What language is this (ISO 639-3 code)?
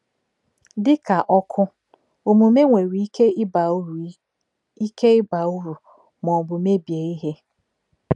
ibo